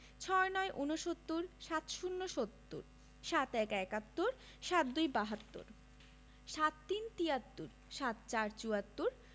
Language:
Bangla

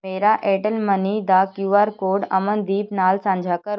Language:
Punjabi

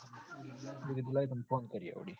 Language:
Gujarati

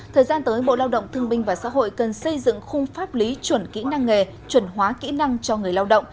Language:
Vietnamese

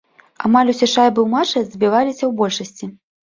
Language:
Belarusian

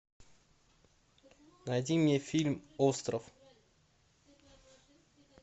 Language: Russian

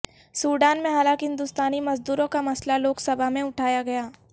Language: Urdu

